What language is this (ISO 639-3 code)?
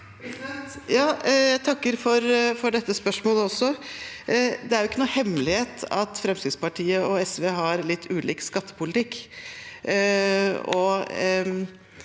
nor